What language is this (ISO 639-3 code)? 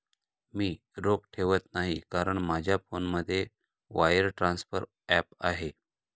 mar